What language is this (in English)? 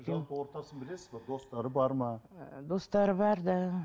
Kazakh